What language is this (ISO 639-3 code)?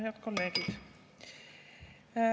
est